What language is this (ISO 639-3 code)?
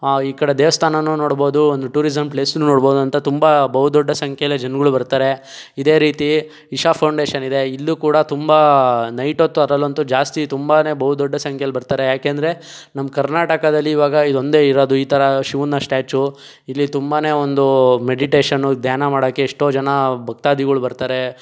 kan